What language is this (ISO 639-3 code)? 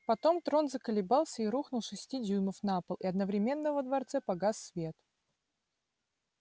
rus